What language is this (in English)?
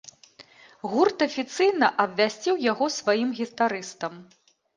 Belarusian